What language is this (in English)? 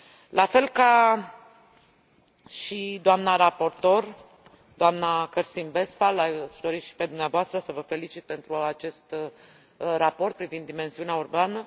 Romanian